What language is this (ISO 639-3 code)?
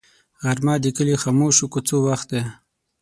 pus